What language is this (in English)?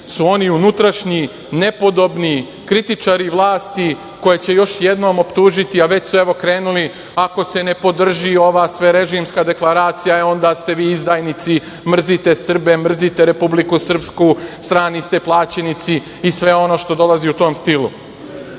Serbian